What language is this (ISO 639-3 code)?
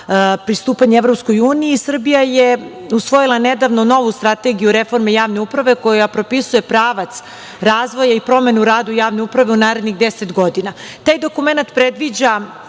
srp